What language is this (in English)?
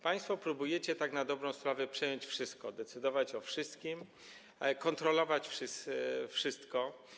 Polish